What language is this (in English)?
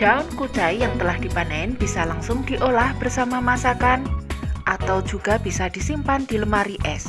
Indonesian